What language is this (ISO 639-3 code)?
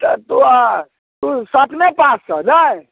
mai